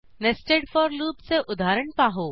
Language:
Marathi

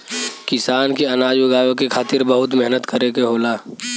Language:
Bhojpuri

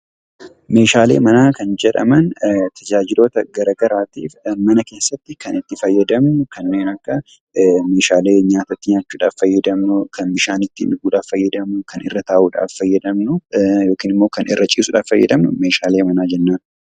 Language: Oromo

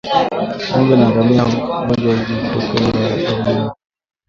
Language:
Swahili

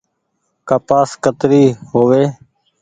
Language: Goaria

